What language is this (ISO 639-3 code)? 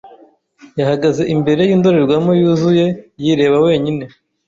kin